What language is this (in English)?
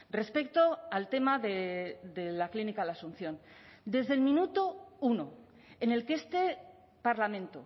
Spanish